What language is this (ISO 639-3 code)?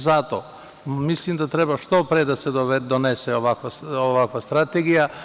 srp